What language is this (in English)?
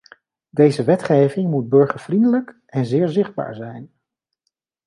Dutch